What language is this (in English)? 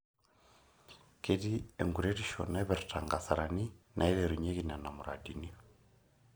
Masai